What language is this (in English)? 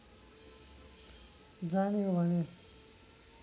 Nepali